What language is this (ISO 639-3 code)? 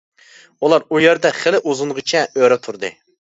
uig